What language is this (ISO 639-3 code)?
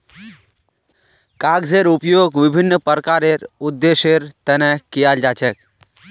mag